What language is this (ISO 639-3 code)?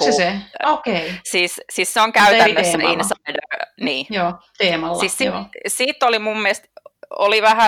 fin